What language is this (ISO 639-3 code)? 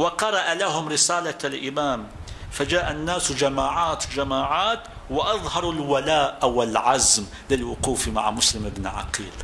ara